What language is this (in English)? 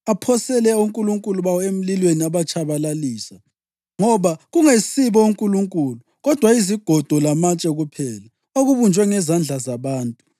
North Ndebele